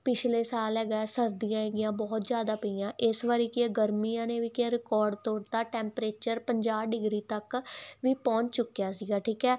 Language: Punjabi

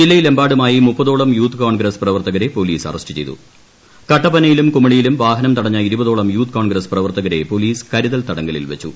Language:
Malayalam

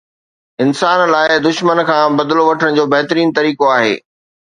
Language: Sindhi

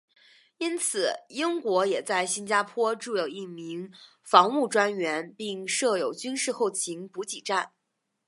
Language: Chinese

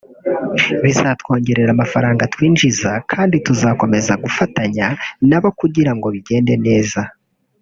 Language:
Kinyarwanda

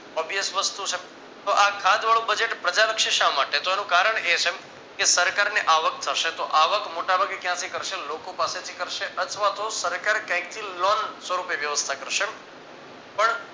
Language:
Gujarati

